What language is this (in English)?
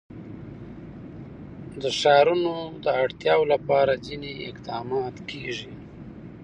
Pashto